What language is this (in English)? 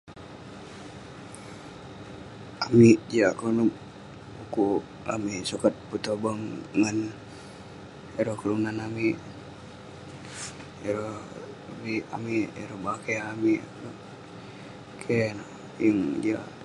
Western Penan